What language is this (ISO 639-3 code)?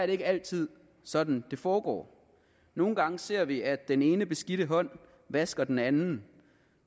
dan